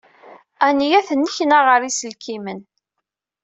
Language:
Kabyle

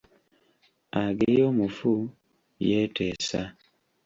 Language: Ganda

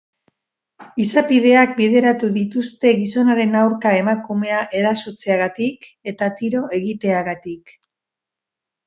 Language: Basque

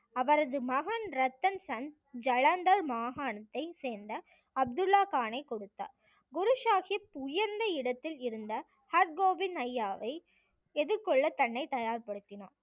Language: Tamil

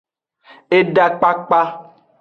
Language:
Aja (Benin)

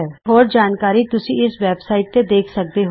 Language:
Punjabi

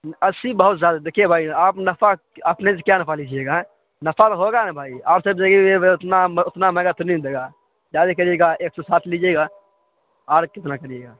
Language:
Urdu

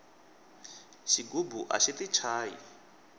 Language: Tsonga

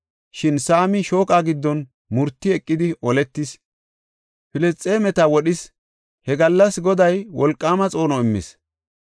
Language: Gofa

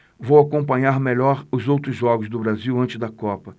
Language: Portuguese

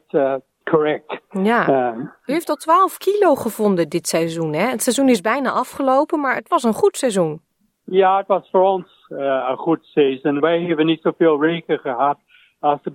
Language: Dutch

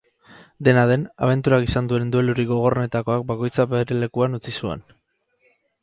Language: Basque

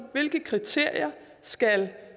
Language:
Danish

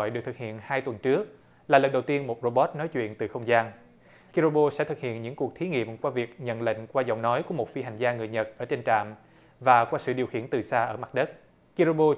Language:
Vietnamese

